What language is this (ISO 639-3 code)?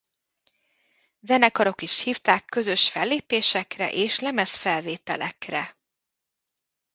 hun